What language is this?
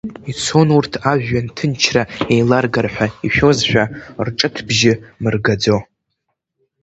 Abkhazian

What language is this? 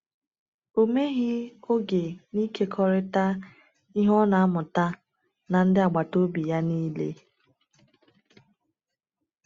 Igbo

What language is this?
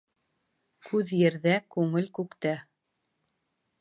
Bashkir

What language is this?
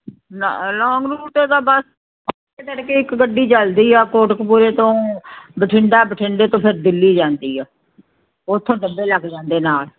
Punjabi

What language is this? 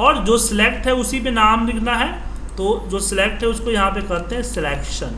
Hindi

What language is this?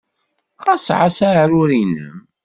Kabyle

